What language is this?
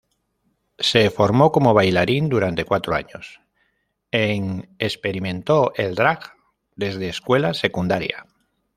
Spanish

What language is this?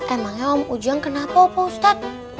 Indonesian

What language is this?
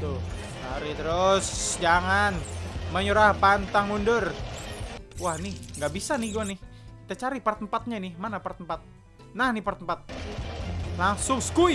Indonesian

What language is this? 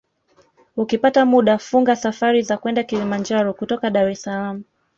Swahili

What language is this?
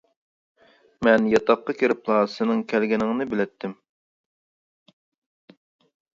Uyghur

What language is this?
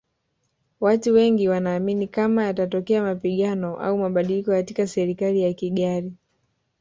Swahili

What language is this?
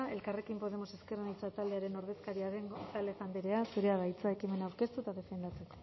Basque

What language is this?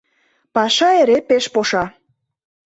Mari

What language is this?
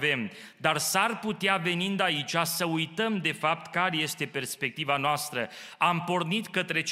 Romanian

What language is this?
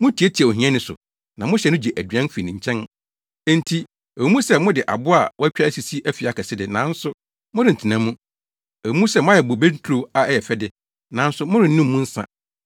Akan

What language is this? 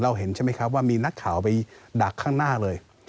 Thai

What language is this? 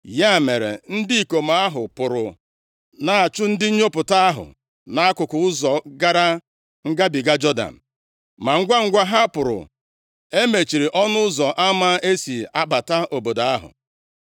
Igbo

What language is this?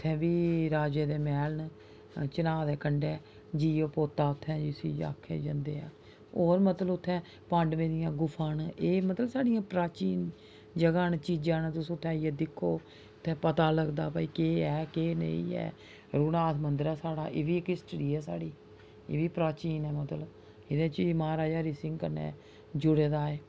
Dogri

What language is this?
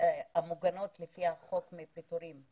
Hebrew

